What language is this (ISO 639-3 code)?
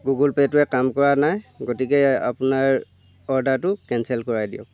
asm